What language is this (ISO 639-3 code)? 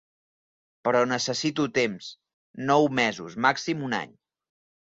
cat